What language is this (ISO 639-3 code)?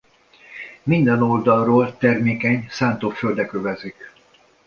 hun